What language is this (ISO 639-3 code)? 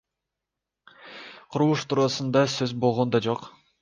kir